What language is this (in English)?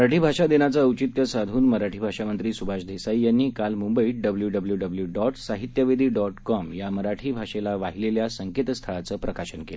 Marathi